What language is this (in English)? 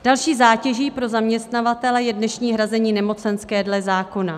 Czech